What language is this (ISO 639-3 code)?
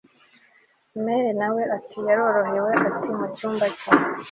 kin